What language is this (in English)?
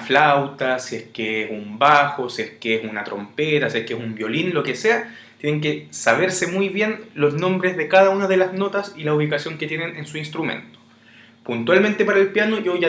Spanish